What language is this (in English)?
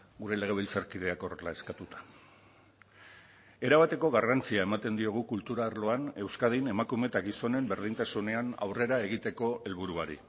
Basque